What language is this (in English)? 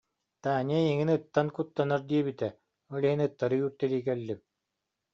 Yakut